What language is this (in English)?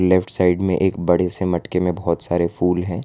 Hindi